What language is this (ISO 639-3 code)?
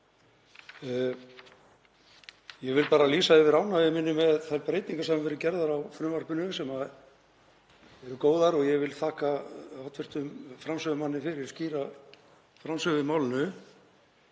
isl